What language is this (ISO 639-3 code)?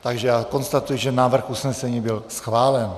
ces